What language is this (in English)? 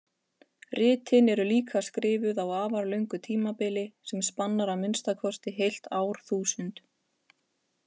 Icelandic